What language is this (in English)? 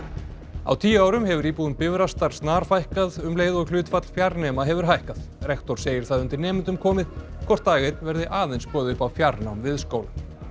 Icelandic